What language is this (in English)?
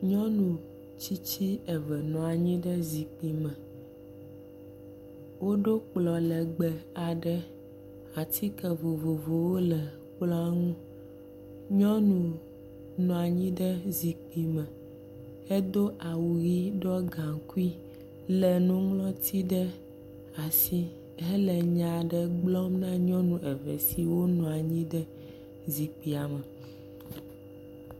Ewe